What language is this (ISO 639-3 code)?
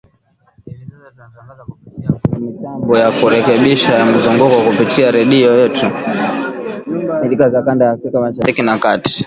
swa